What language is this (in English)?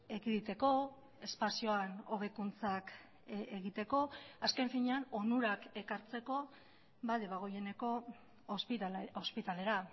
Basque